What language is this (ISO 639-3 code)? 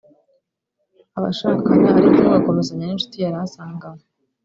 kin